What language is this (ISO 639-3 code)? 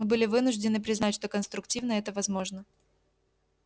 rus